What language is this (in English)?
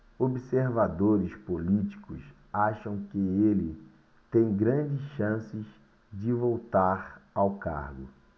Portuguese